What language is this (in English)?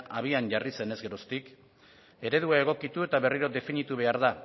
Basque